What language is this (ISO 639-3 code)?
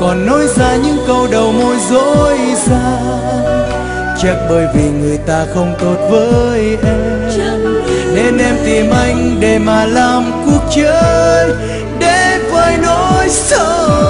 vie